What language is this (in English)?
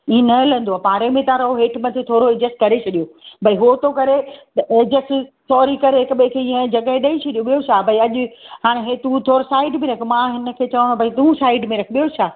Sindhi